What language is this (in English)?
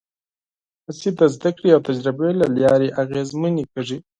Pashto